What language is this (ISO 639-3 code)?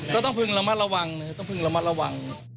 tha